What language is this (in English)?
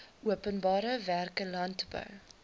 Afrikaans